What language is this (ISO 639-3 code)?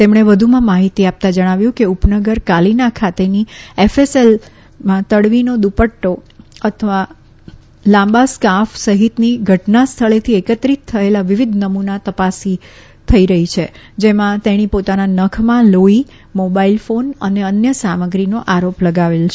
guj